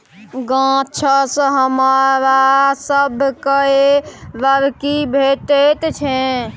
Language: Maithili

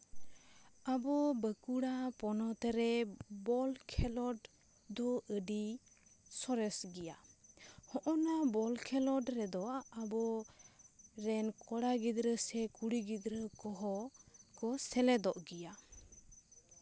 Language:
Santali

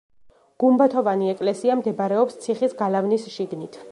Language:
Georgian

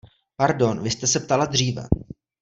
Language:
Czech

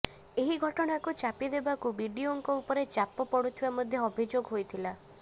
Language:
Odia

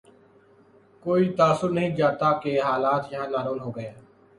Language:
Urdu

